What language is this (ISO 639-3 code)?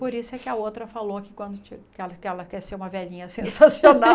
por